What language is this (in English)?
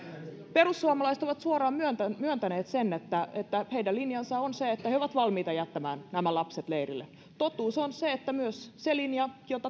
Finnish